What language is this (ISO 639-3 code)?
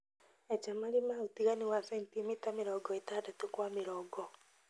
kik